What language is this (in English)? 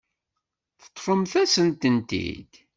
Kabyle